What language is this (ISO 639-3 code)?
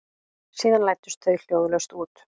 isl